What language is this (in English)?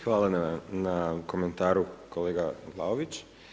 Croatian